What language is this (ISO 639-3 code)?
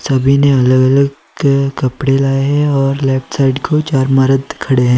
hin